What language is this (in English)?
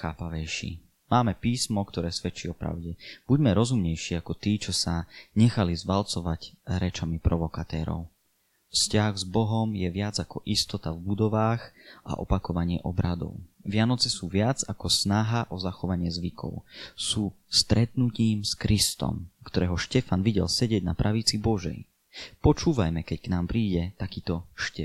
Slovak